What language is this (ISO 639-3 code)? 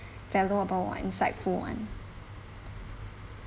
eng